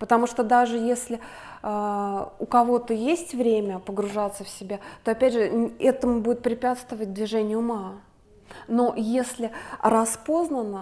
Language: Russian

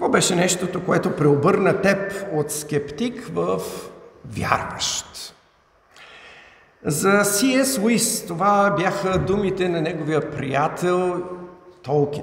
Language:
Bulgarian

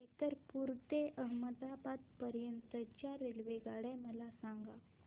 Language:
Marathi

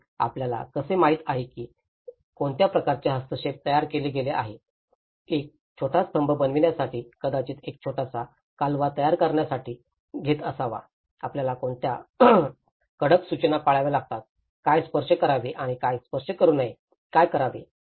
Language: Marathi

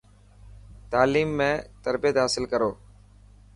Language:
Dhatki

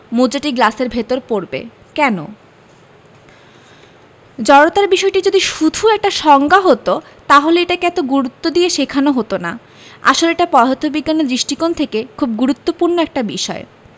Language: Bangla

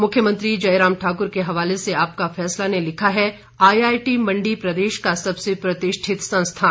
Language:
Hindi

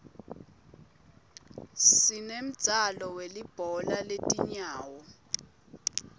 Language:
Swati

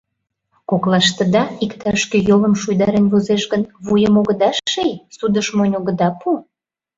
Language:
Mari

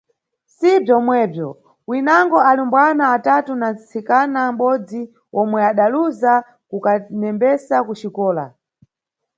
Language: Nyungwe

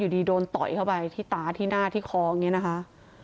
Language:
Thai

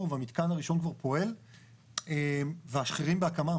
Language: Hebrew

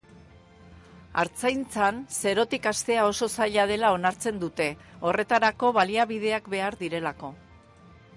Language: Basque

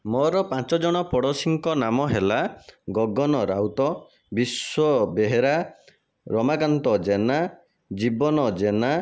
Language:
Odia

